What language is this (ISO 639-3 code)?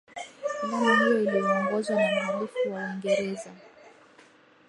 swa